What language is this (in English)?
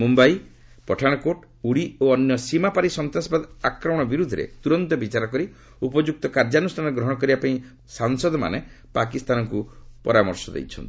Odia